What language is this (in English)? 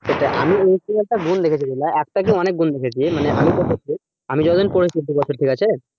Bangla